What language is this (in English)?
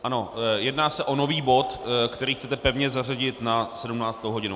Czech